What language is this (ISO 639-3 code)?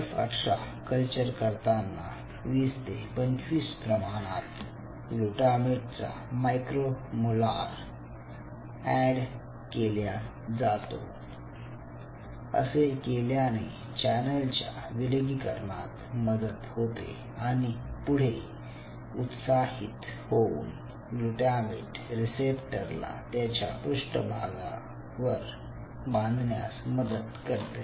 mar